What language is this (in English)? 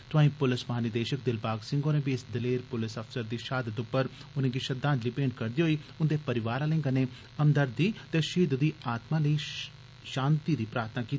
Dogri